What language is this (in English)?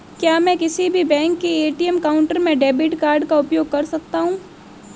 Hindi